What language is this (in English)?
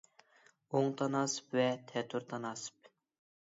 Uyghur